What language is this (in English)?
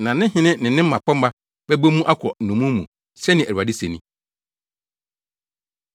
Akan